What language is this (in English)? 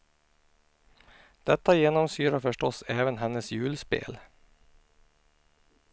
Swedish